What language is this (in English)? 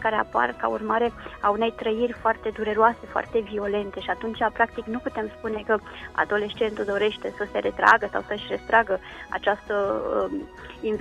Romanian